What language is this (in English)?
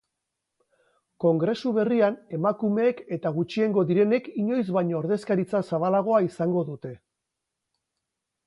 Basque